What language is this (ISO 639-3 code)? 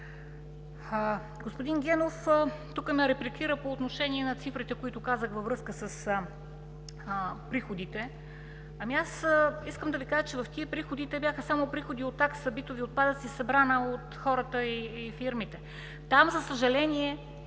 bul